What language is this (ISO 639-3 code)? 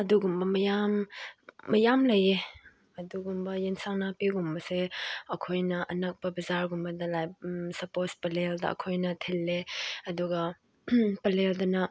mni